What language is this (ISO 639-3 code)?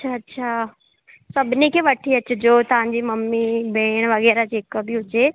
snd